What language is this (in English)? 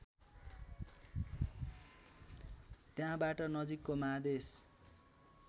Nepali